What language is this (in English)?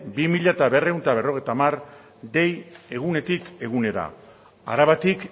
Basque